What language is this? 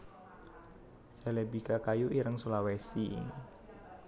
Javanese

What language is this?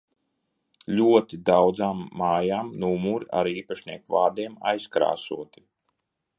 Latvian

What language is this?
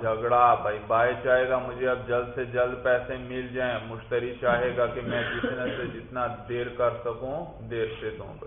Urdu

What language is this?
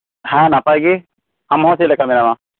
Santali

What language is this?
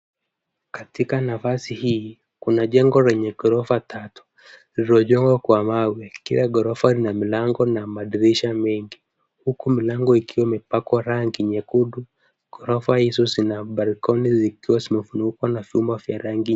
Swahili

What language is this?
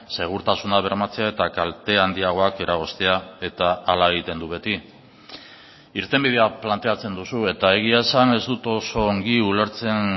Basque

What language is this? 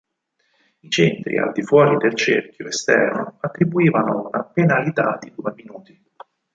Italian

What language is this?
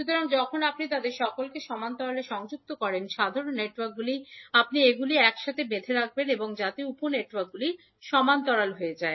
Bangla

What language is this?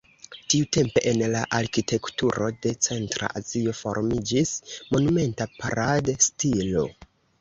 Esperanto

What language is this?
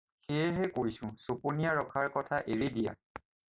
Assamese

